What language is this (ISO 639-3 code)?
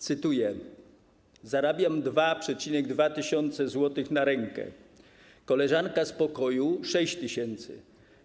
pol